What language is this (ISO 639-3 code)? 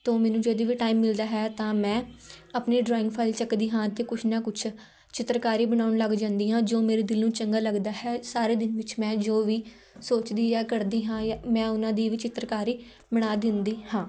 pan